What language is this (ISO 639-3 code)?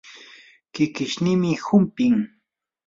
qur